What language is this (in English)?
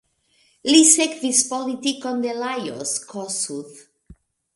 Esperanto